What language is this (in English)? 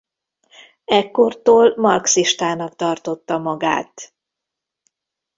Hungarian